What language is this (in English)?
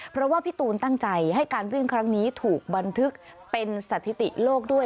Thai